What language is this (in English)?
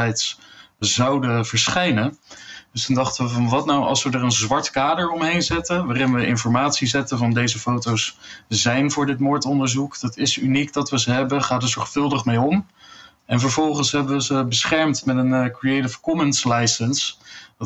Dutch